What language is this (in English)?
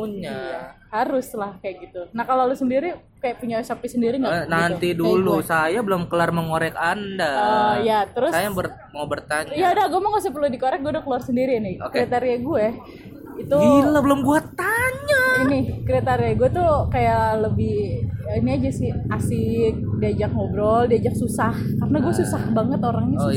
Indonesian